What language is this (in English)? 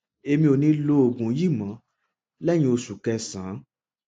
Yoruba